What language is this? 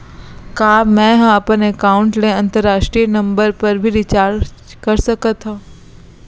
Chhattisgarhi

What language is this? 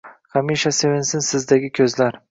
Uzbek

